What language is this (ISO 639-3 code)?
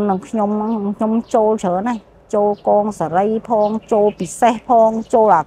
vie